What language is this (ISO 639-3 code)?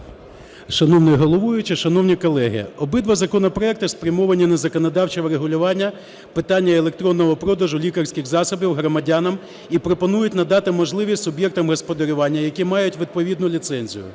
ukr